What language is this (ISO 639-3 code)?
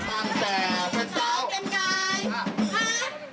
tha